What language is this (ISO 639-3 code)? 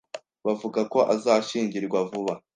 kin